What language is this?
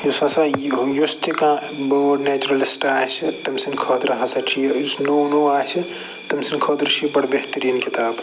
Kashmiri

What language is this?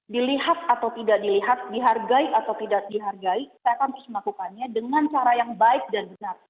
Indonesian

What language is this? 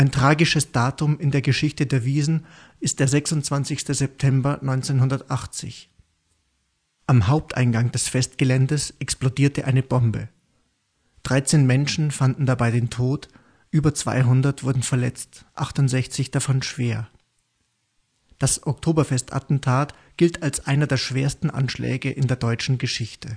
German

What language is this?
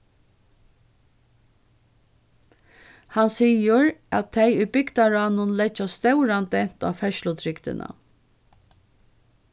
Faroese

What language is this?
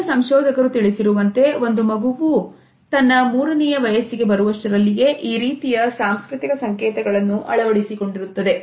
Kannada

